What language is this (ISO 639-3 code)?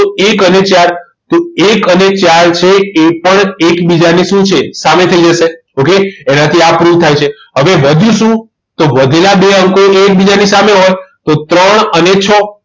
guj